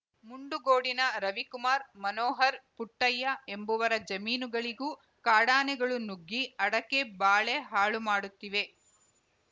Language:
Kannada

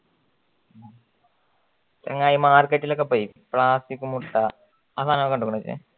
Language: Malayalam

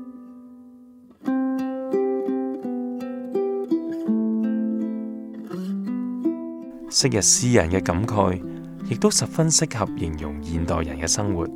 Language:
Chinese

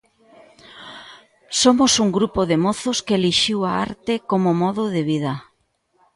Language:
Galician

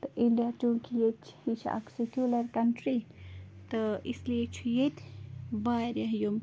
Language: Kashmiri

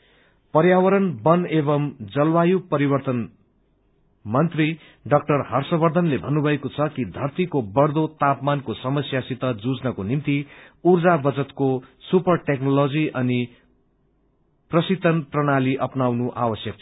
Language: Nepali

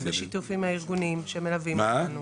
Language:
Hebrew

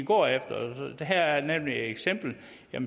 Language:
Danish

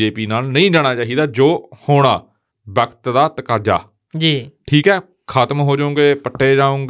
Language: Punjabi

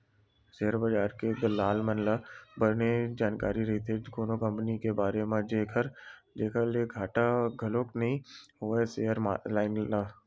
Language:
Chhattisgarhi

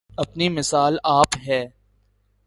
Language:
Urdu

